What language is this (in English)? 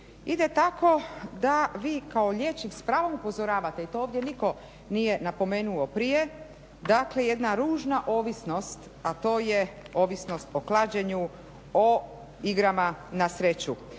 Croatian